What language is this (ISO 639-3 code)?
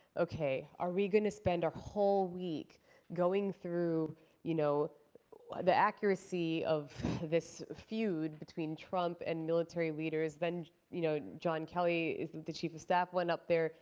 eng